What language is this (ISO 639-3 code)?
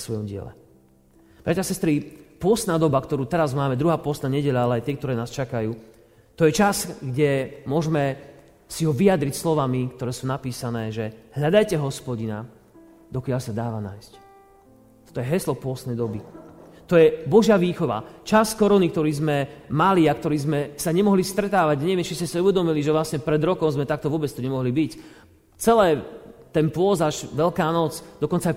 slk